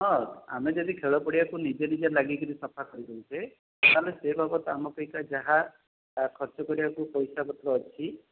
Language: Odia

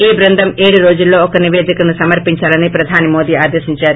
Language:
Telugu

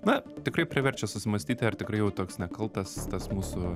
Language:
Lithuanian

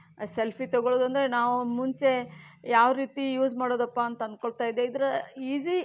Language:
Kannada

